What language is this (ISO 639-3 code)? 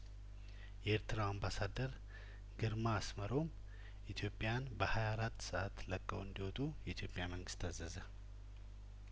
amh